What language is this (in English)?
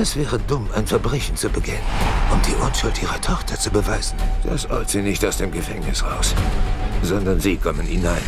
German